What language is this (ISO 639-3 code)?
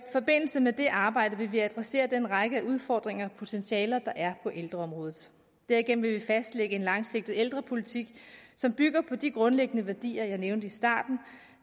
dan